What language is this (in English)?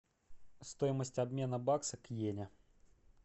Russian